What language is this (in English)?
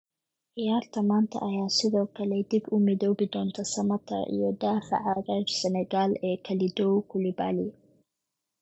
Somali